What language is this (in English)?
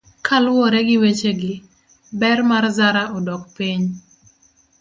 Luo (Kenya and Tanzania)